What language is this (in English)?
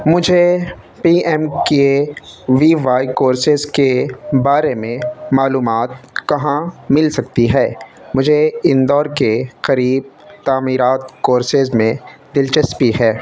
Urdu